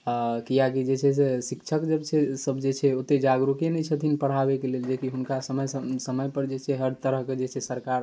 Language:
Maithili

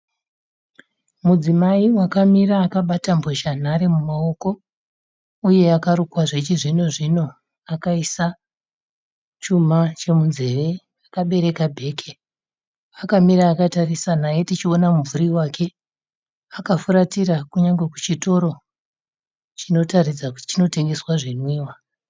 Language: Shona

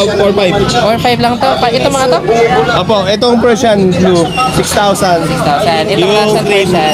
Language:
Filipino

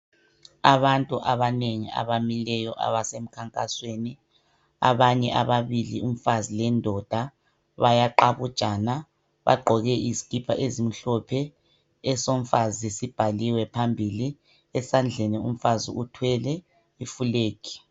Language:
North Ndebele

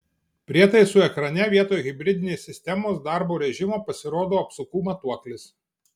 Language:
Lithuanian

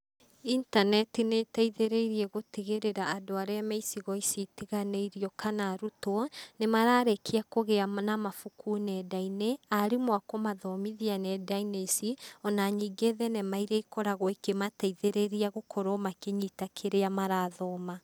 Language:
Kikuyu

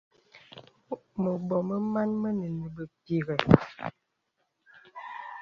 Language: Bebele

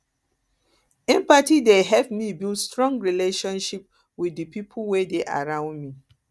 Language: Nigerian Pidgin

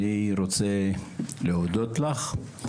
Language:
Hebrew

